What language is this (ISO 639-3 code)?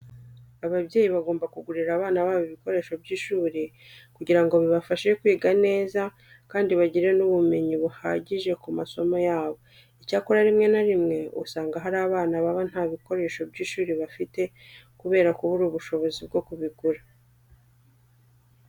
kin